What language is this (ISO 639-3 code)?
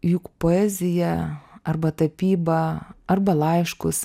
lit